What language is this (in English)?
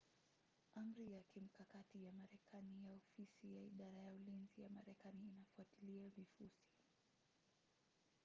Swahili